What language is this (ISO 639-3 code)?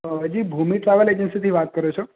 guj